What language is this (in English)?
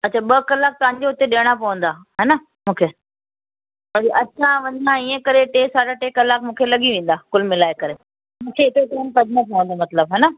Sindhi